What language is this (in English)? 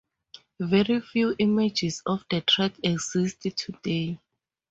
English